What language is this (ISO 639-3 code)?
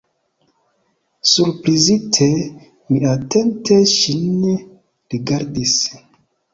epo